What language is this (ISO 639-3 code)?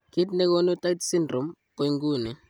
kln